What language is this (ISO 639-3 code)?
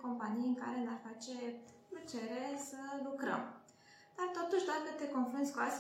ron